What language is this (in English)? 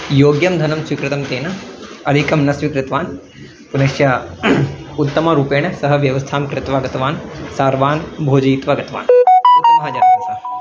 Sanskrit